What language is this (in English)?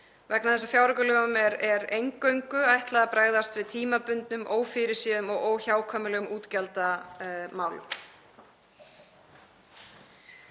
Icelandic